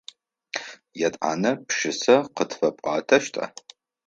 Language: Adyghe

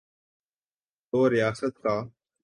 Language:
Urdu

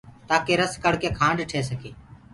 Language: Gurgula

